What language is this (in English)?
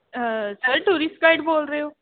Punjabi